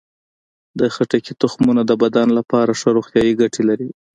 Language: Pashto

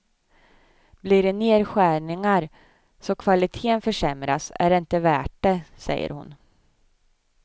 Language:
Swedish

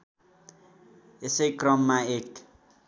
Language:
Nepali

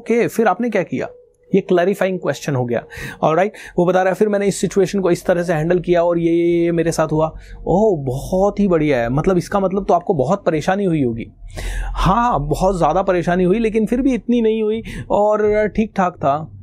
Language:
Hindi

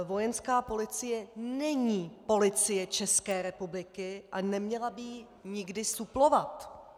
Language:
Czech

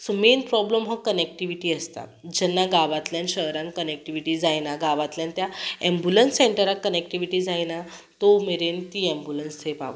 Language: Konkani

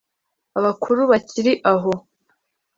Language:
Kinyarwanda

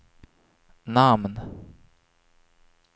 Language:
Swedish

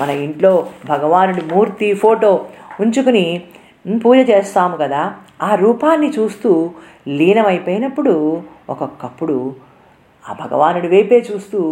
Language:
Telugu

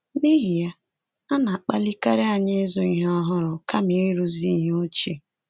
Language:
Igbo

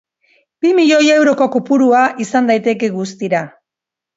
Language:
Basque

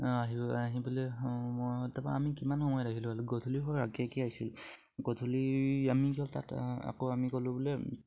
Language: Assamese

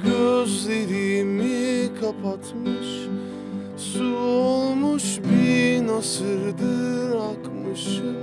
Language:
Turkish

